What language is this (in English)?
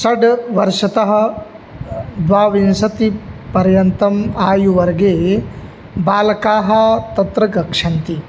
Sanskrit